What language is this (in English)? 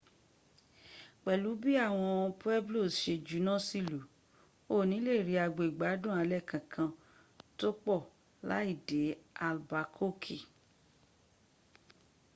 Yoruba